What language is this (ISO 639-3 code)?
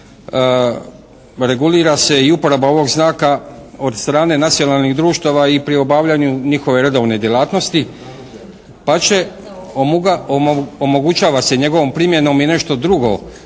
hrv